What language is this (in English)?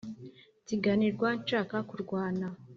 Kinyarwanda